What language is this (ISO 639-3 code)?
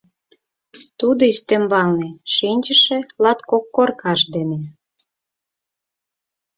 chm